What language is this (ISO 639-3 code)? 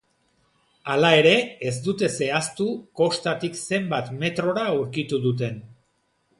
eus